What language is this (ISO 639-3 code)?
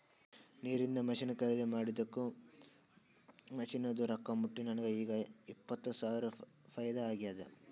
kan